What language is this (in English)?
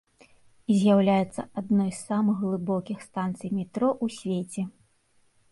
Belarusian